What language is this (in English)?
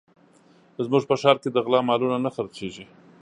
Pashto